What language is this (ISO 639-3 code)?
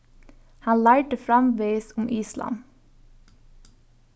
fao